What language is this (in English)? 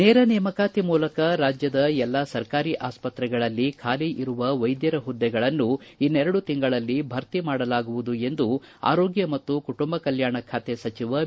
Kannada